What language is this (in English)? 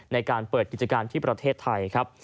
Thai